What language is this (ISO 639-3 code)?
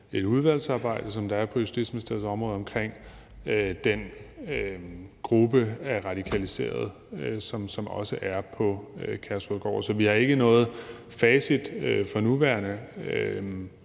dan